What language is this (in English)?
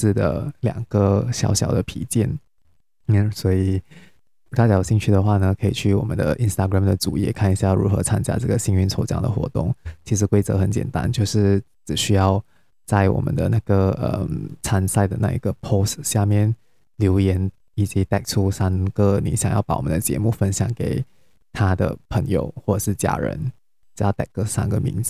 Chinese